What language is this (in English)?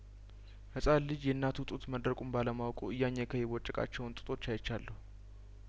Amharic